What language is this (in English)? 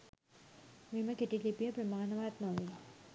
Sinhala